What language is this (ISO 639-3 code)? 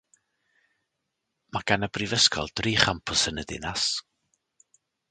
cym